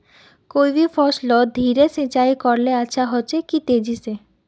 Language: Magahi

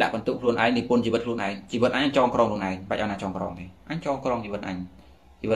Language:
Vietnamese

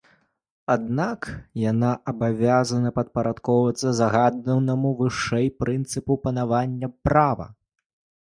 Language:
Belarusian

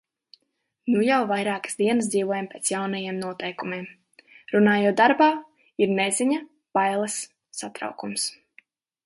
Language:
Latvian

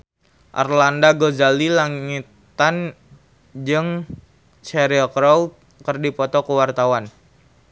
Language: Sundanese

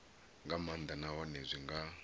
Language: Venda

